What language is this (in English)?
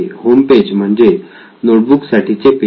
Marathi